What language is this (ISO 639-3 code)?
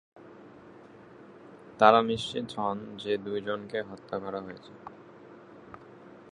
ben